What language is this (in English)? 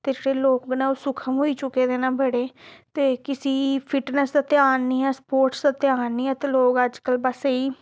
Dogri